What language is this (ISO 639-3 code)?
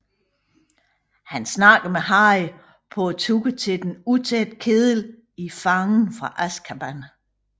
dan